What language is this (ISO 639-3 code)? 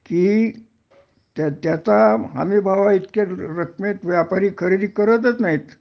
mar